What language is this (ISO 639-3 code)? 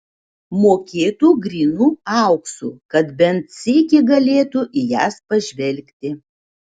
lit